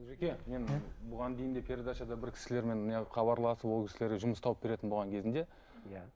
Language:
Kazakh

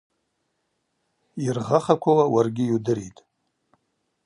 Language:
Abaza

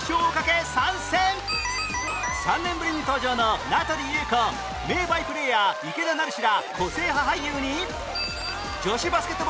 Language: Japanese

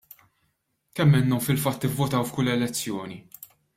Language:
Maltese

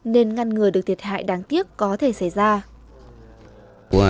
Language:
Vietnamese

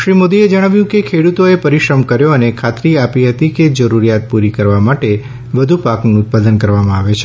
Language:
Gujarati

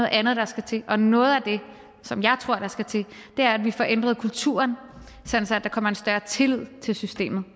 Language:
Danish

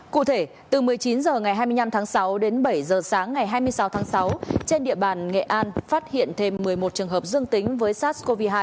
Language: Vietnamese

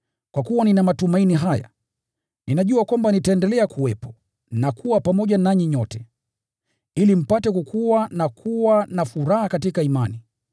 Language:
Swahili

